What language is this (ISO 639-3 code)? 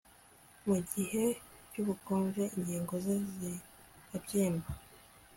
kin